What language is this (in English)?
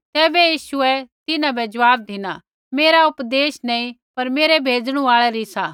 Kullu Pahari